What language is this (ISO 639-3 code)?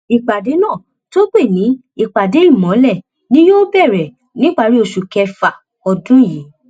yor